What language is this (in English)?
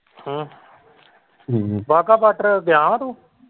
Punjabi